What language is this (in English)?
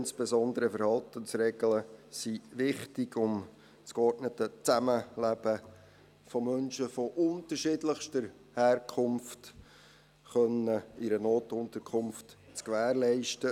Swiss German